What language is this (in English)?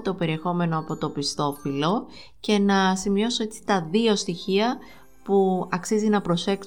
Greek